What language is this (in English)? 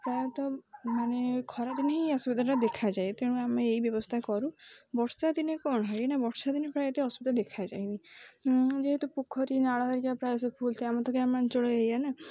Odia